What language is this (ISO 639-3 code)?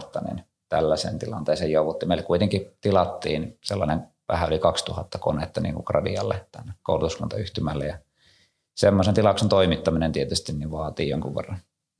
fin